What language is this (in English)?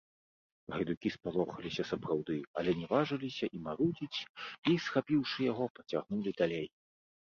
Belarusian